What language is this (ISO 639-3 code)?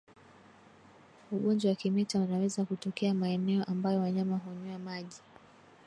swa